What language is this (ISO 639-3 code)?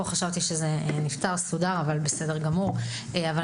heb